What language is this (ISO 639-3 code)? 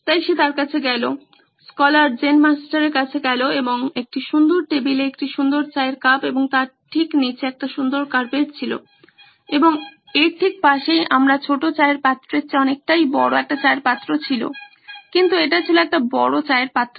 ben